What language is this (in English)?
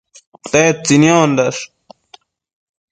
Matsés